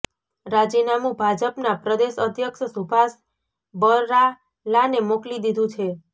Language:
Gujarati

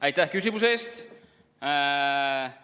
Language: Estonian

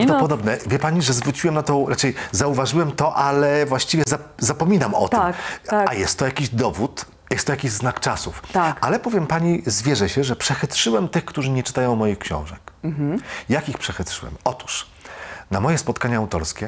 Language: Polish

